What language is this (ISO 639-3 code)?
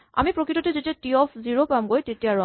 asm